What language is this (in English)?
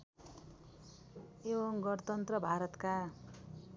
Nepali